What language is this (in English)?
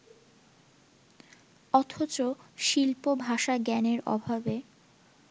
Bangla